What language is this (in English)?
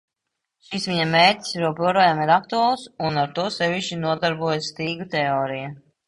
Latvian